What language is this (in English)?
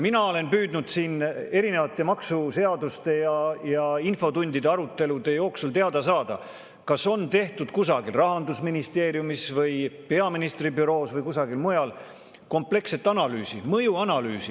Estonian